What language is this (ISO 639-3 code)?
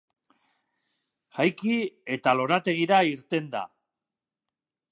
eus